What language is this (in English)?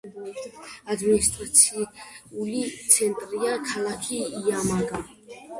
Georgian